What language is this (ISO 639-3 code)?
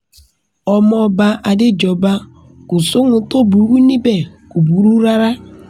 yor